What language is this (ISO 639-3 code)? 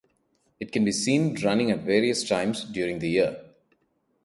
eng